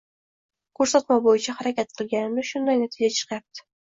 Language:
Uzbek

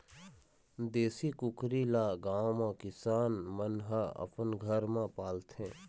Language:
Chhattisgarhi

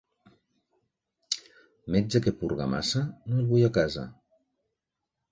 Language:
Catalan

